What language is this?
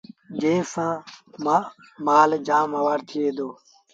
Sindhi Bhil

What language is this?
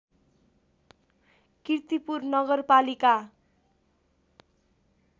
Nepali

